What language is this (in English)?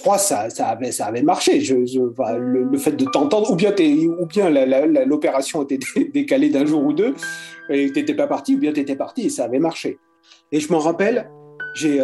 French